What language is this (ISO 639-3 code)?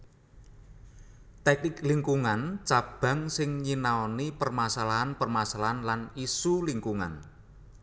jav